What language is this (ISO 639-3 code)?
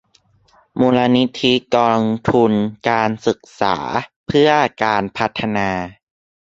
tha